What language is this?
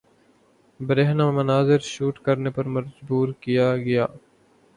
Urdu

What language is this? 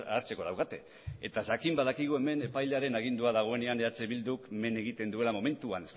Basque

